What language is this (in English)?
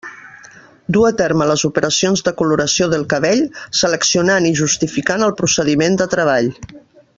Catalan